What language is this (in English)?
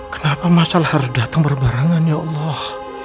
Indonesian